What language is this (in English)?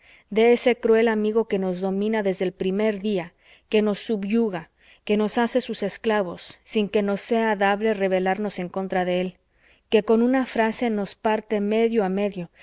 Spanish